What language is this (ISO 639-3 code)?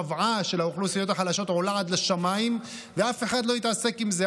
heb